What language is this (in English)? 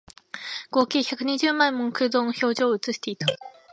Japanese